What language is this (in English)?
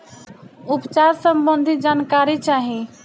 Bhojpuri